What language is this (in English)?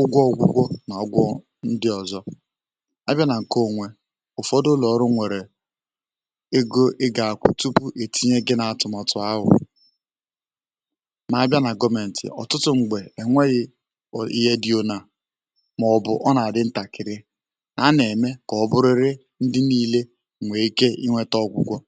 Igbo